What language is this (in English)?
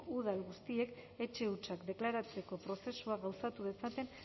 Basque